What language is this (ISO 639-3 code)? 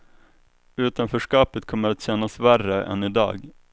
swe